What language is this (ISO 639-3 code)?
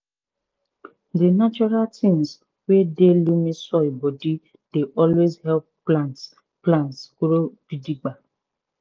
pcm